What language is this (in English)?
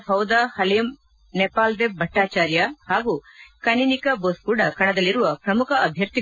Kannada